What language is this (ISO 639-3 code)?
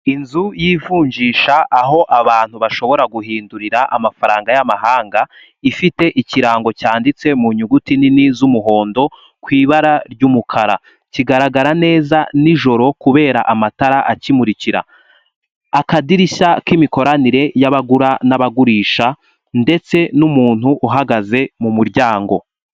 kin